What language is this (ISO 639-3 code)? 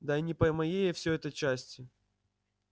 rus